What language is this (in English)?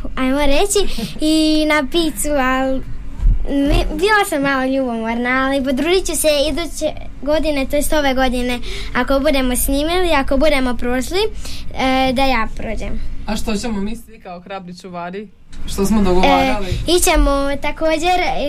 Croatian